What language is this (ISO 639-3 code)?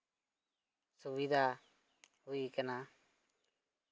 sat